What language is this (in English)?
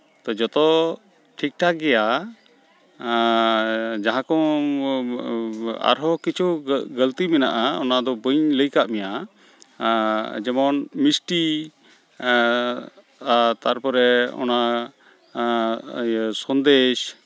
Santali